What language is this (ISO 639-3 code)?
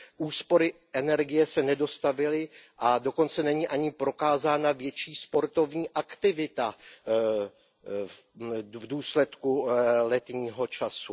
ces